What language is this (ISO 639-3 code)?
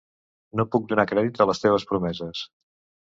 cat